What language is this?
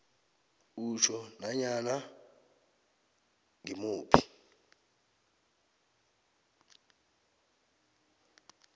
South Ndebele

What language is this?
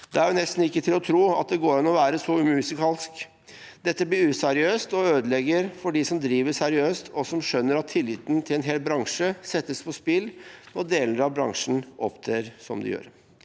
Norwegian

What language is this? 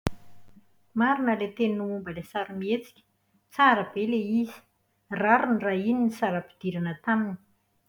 Malagasy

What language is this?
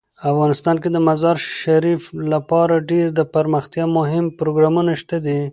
Pashto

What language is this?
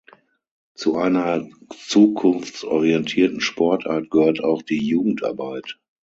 German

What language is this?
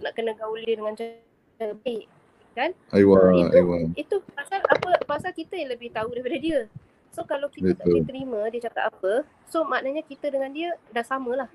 Malay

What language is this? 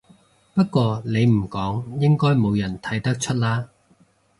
Cantonese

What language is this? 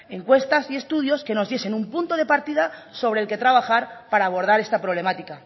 Spanish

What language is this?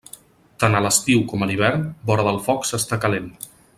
Catalan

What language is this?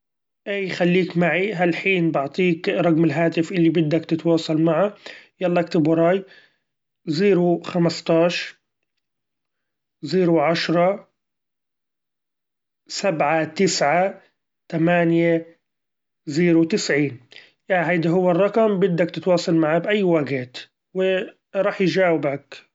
Gulf Arabic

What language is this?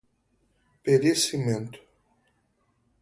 Portuguese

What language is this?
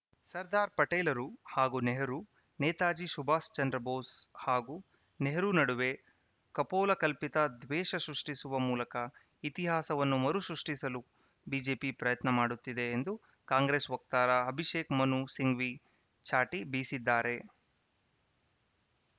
Kannada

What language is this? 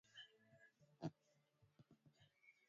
Swahili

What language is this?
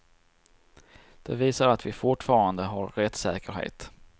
Swedish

